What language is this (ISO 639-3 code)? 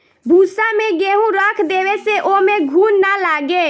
bho